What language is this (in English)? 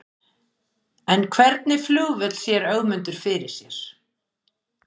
Icelandic